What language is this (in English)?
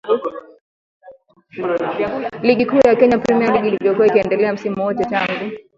Swahili